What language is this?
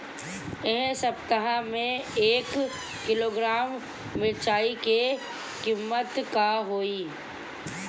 Bhojpuri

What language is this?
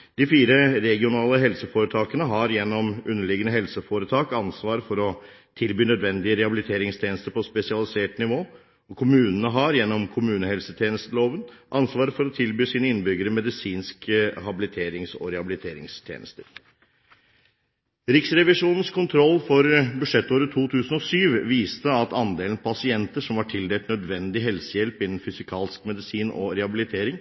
Norwegian Bokmål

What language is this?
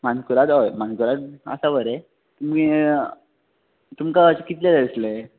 Konkani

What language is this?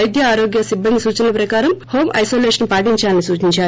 Telugu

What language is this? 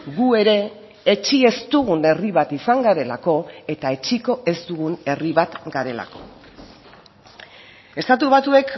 Basque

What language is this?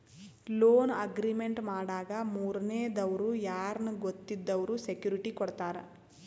Kannada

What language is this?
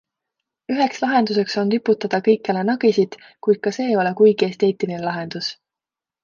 Estonian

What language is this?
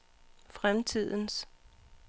Danish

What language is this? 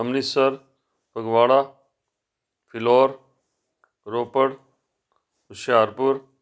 Punjabi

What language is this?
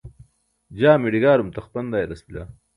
Burushaski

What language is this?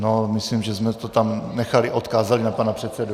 Czech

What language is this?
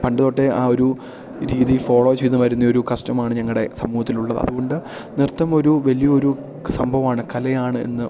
Malayalam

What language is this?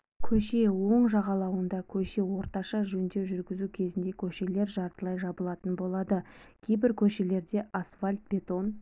Kazakh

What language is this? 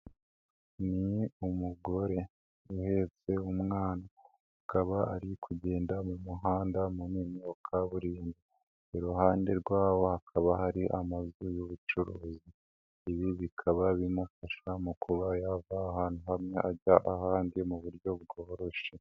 Kinyarwanda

